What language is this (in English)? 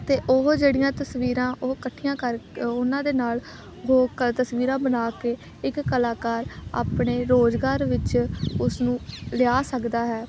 Punjabi